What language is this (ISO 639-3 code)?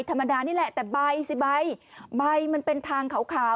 tha